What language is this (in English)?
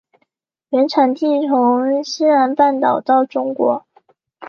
Chinese